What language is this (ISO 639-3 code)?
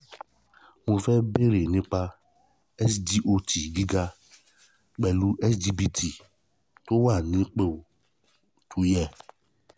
yor